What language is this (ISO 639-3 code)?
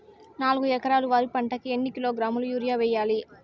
tel